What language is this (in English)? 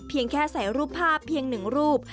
Thai